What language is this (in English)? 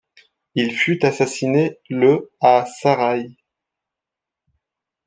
French